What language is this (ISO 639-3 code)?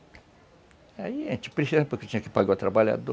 por